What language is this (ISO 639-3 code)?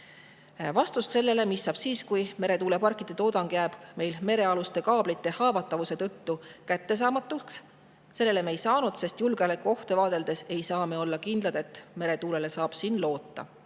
est